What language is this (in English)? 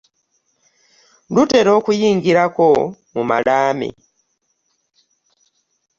Ganda